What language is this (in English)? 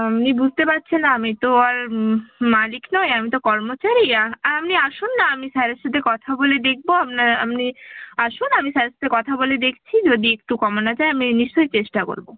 Bangla